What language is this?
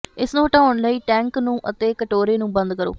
Punjabi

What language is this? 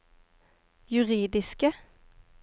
Norwegian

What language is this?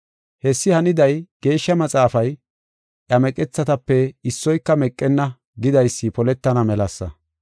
Gofa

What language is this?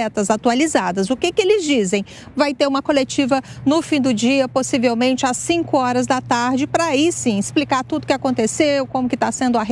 Portuguese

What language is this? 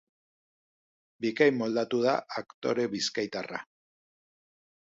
Basque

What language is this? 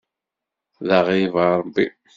Kabyle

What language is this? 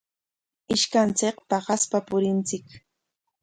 Corongo Ancash Quechua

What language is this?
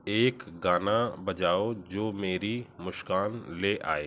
Hindi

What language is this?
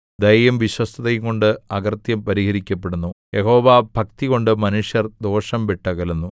Malayalam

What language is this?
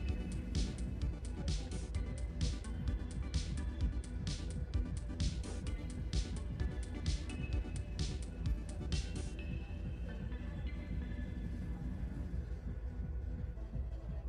English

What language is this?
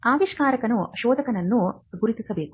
Kannada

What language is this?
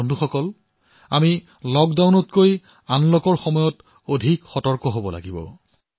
Assamese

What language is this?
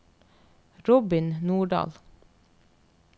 Norwegian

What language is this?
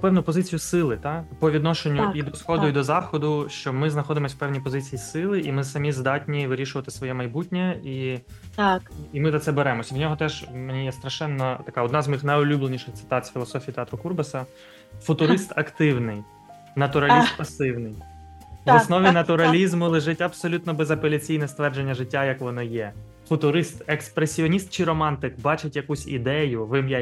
Ukrainian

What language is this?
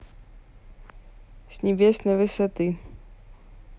Russian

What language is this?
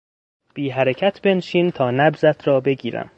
Persian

